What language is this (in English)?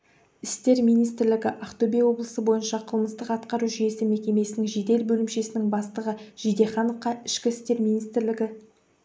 Kazakh